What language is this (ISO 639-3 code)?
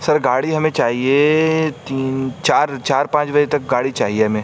urd